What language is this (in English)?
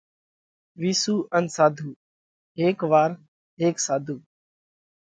Parkari Koli